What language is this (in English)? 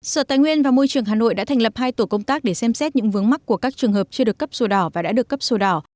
Vietnamese